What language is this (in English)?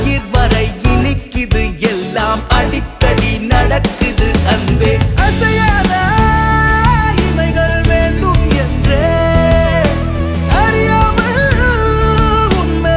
Spanish